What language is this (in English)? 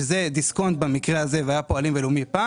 Hebrew